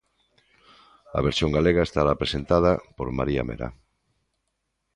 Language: Galician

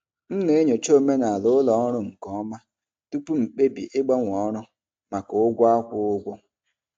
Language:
Igbo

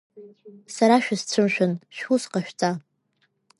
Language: Abkhazian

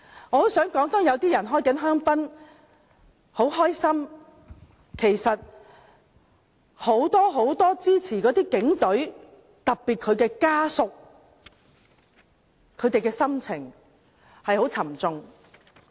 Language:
Cantonese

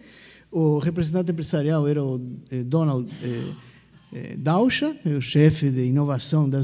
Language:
Portuguese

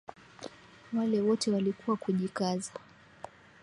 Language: Swahili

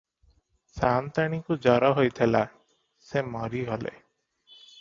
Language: Odia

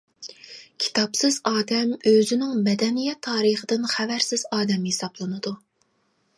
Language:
Uyghur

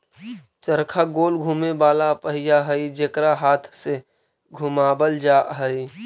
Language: Magahi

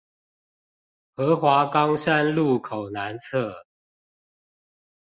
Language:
Chinese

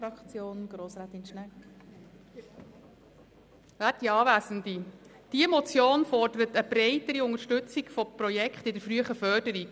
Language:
Swiss German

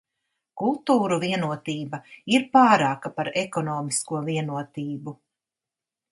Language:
Latvian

